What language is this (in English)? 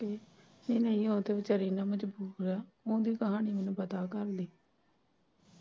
Punjabi